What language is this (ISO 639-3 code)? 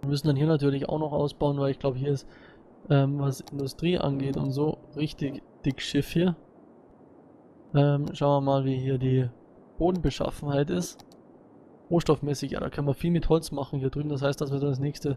deu